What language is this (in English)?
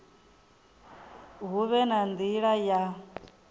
Venda